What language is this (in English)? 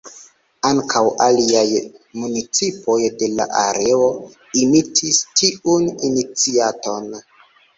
Esperanto